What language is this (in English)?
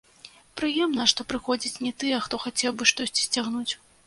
Belarusian